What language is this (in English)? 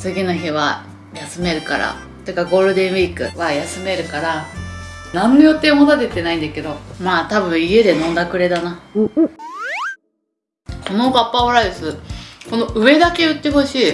Japanese